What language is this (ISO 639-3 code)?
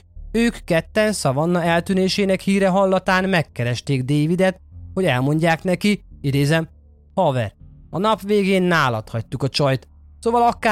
hun